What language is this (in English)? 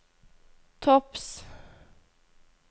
Norwegian